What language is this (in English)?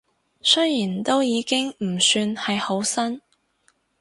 Cantonese